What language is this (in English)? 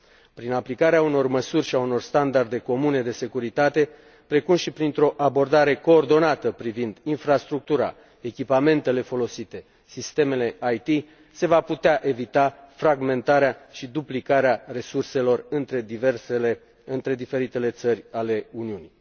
Romanian